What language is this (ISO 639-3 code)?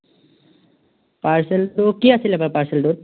asm